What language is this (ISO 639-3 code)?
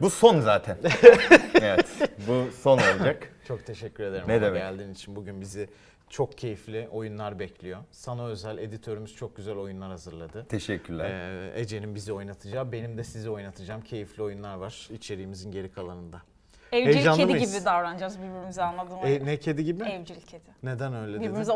tur